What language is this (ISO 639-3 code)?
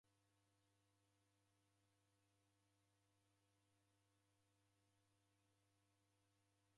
dav